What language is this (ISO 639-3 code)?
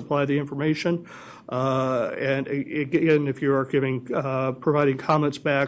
eng